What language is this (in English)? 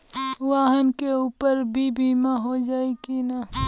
Bhojpuri